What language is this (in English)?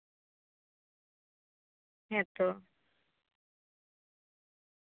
Santali